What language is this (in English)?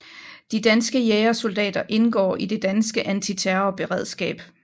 Danish